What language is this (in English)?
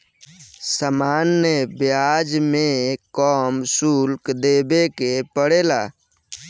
Bhojpuri